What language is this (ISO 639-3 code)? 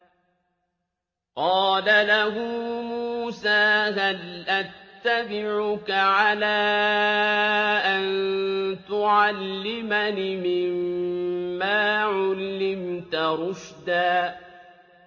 ara